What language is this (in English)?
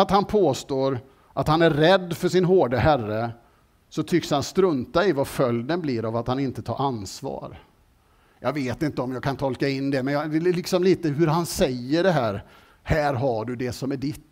Swedish